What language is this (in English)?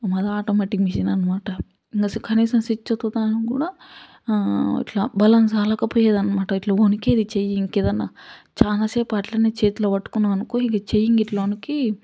Telugu